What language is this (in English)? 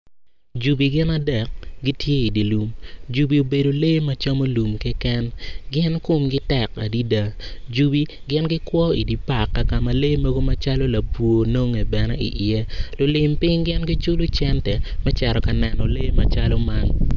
Acoli